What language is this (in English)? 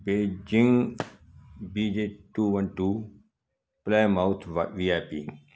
Sindhi